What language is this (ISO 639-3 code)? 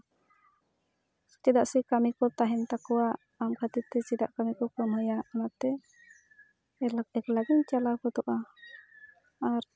sat